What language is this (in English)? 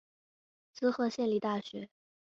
Chinese